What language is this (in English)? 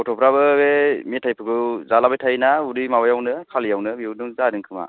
Bodo